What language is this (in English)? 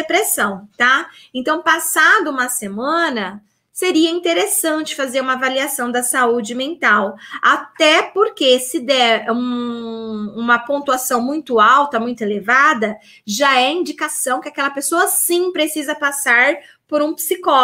Portuguese